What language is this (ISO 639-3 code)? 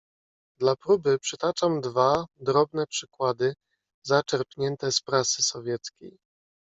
pol